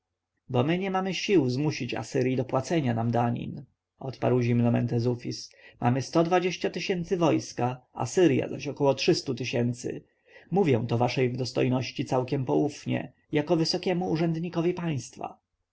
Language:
Polish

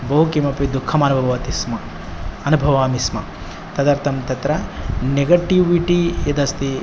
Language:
Sanskrit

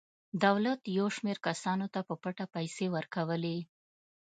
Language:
Pashto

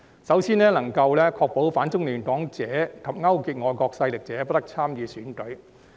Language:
Cantonese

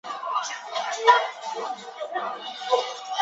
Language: Chinese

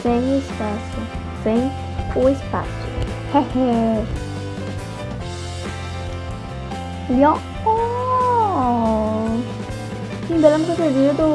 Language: Portuguese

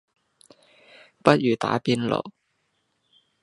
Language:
Cantonese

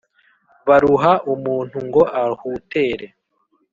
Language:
Kinyarwanda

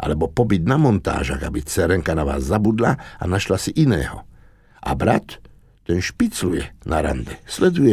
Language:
Slovak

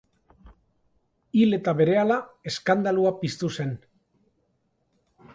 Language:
Basque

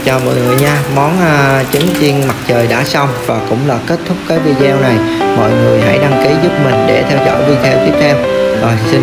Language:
Vietnamese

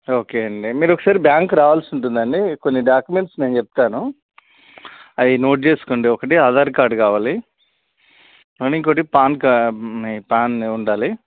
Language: Telugu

